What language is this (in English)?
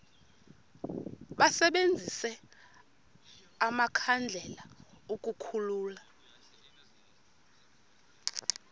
Xhosa